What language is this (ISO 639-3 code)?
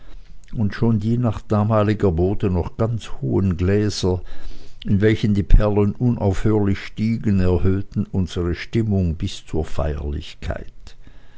deu